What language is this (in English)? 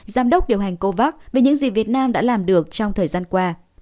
Vietnamese